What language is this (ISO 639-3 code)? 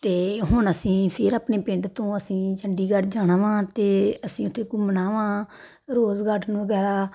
pan